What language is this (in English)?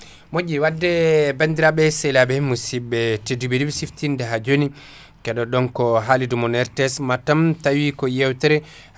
Fula